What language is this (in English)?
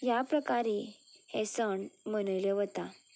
Konkani